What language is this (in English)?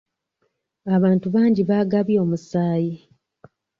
Ganda